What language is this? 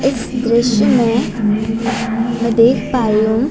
Hindi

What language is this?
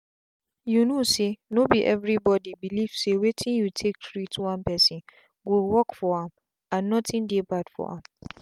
Nigerian Pidgin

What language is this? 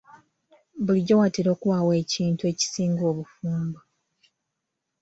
Ganda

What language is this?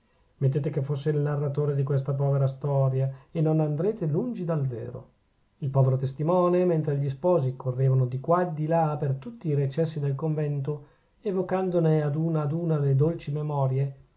Italian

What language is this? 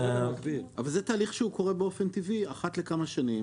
Hebrew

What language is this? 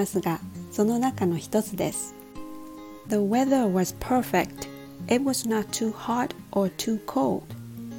Japanese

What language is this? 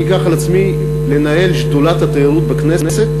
Hebrew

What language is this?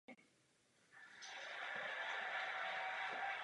Czech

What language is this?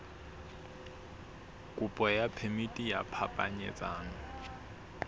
Southern Sotho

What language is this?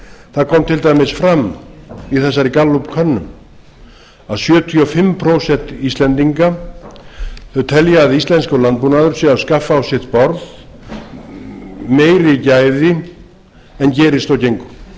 Icelandic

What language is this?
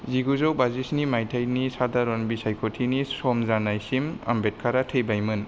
Bodo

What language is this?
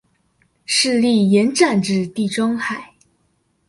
Chinese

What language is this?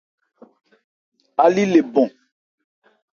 Ebrié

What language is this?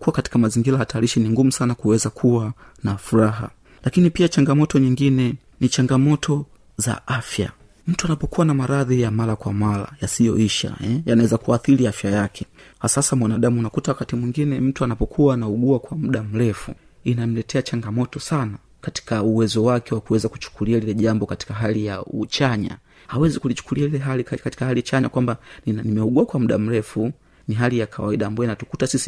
Swahili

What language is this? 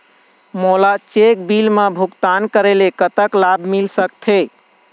Chhattisgarhi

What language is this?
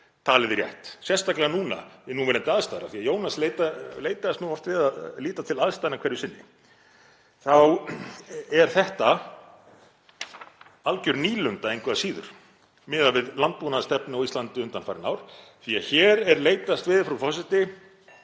Icelandic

